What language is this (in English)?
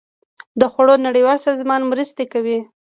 Pashto